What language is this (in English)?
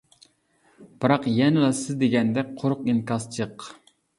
Uyghur